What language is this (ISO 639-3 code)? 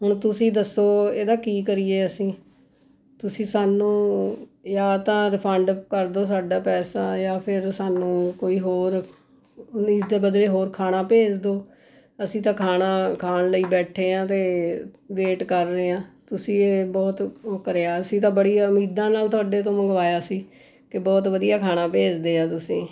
pan